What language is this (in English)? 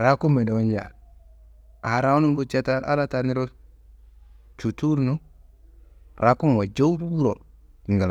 Kanembu